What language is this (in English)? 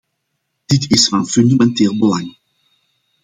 Dutch